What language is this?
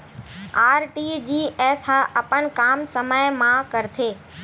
Chhattisgarhi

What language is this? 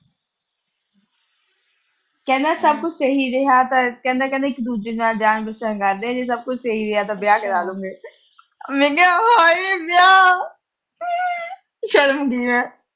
Punjabi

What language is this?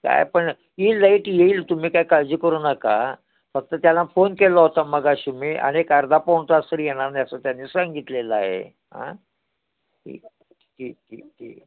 Marathi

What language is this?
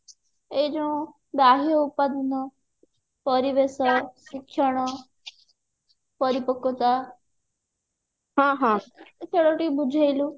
Odia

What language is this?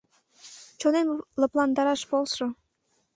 Mari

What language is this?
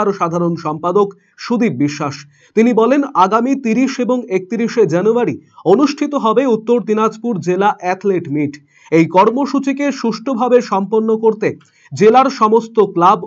Bangla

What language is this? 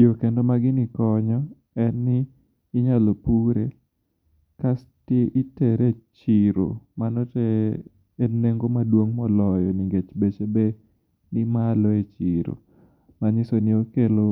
Luo (Kenya and Tanzania)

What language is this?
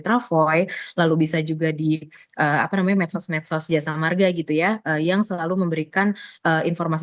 Indonesian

